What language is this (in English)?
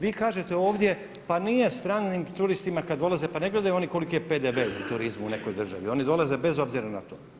Croatian